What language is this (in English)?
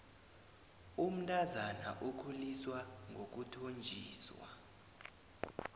South Ndebele